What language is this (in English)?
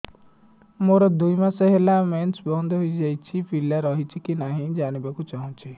Odia